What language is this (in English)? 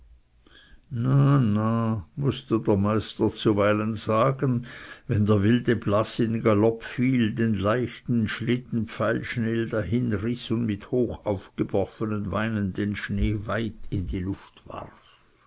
German